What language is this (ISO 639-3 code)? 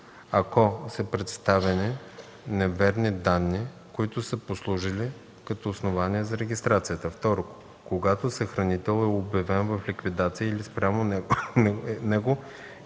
bul